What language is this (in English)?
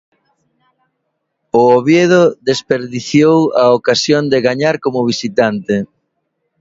Galician